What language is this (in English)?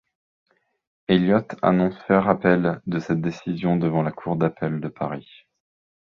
French